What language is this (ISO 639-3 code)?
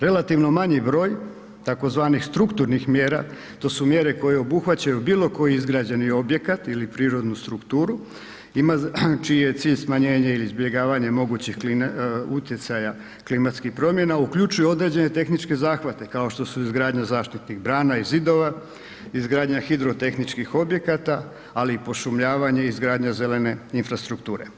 hrv